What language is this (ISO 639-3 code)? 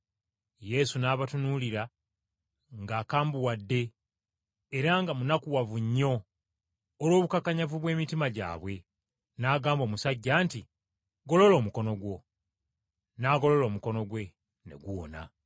lug